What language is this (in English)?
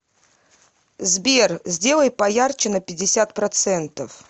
Russian